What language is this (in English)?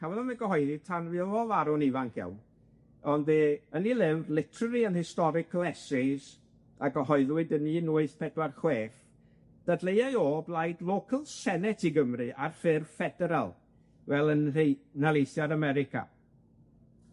Welsh